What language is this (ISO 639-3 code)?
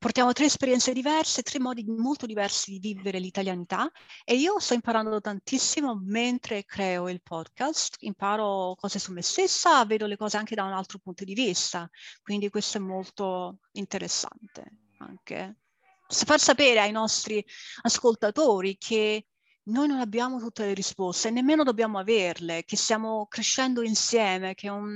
ita